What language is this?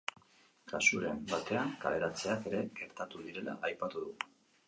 Basque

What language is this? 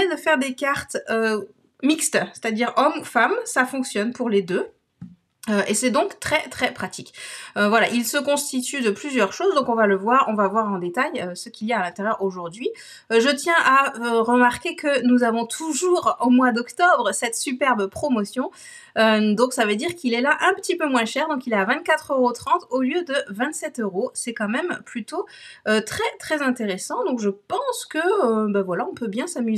French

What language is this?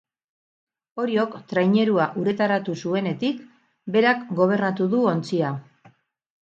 Basque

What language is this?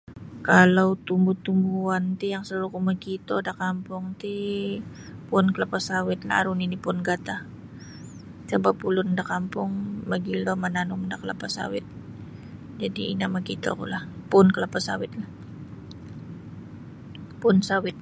Sabah Bisaya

